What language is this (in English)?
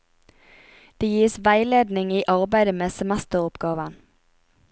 Norwegian